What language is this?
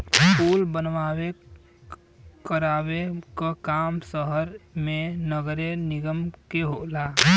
Bhojpuri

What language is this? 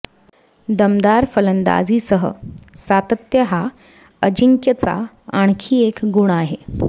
Marathi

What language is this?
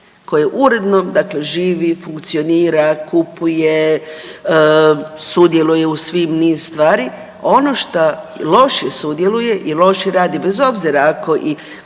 Croatian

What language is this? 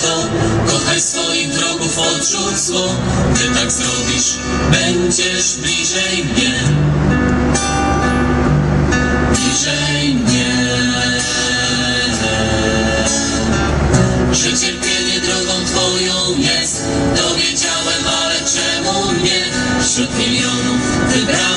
Romanian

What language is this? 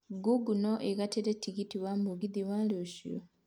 Kikuyu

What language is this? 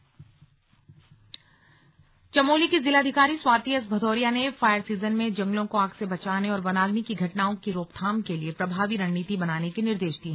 Hindi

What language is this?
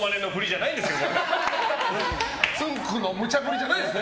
Japanese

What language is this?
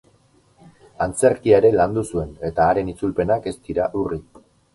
Basque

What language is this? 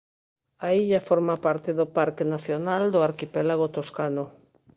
Galician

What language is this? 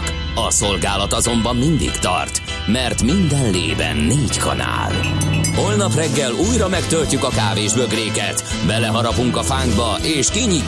Hungarian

